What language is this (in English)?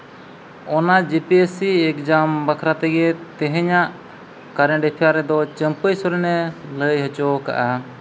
Santali